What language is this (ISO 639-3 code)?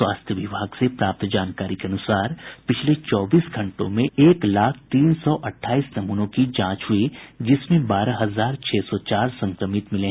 hin